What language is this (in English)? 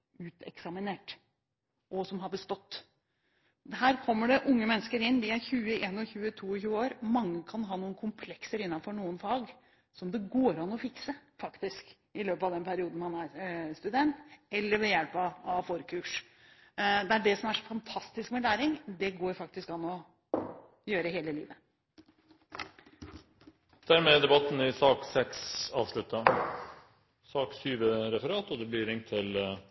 Norwegian